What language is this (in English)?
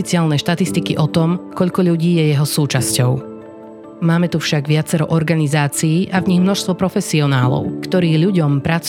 Slovak